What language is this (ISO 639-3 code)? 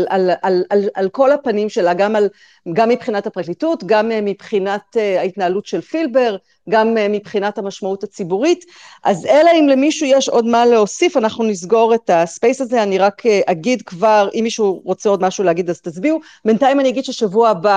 heb